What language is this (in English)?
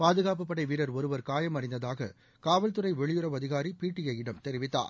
Tamil